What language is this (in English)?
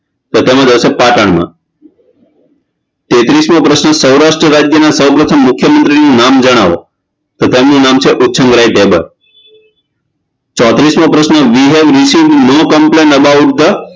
Gujarati